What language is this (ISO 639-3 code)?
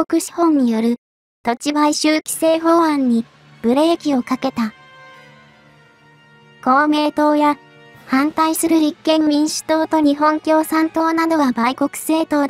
jpn